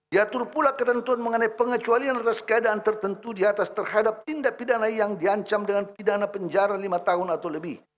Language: Indonesian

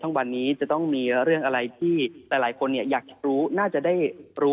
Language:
Thai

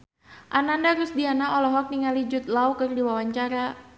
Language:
Sundanese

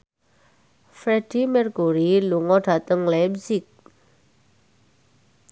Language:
Javanese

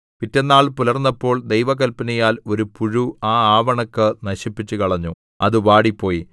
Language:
Malayalam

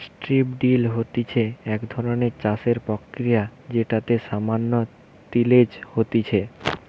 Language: Bangla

